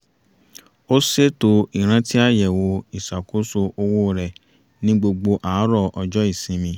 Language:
Yoruba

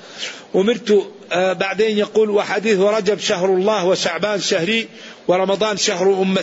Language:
Arabic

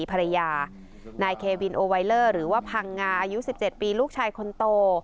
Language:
Thai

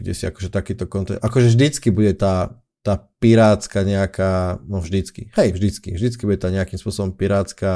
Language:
Slovak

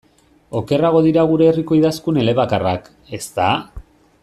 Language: Basque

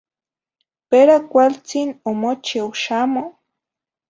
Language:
Zacatlán-Ahuacatlán-Tepetzintla Nahuatl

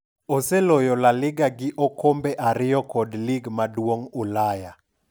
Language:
Luo (Kenya and Tanzania)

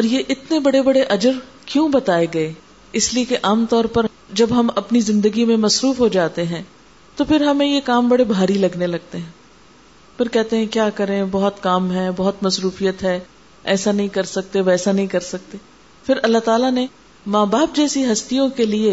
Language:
Urdu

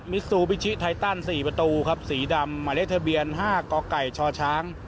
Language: Thai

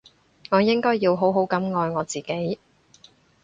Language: Cantonese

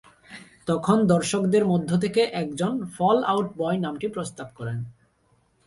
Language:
Bangla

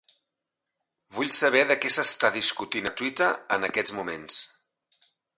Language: Catalan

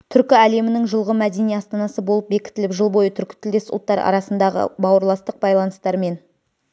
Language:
Kazakh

